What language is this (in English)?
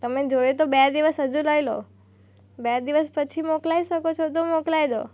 Gujarati